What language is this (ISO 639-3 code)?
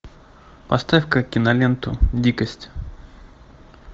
rus